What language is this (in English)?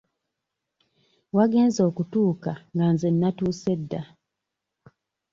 Ganda